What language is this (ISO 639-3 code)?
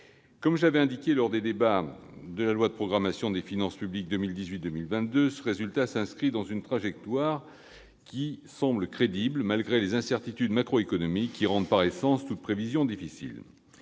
fra